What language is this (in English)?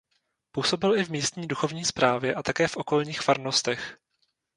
Czech